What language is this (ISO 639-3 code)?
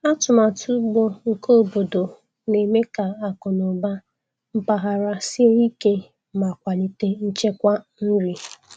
ibo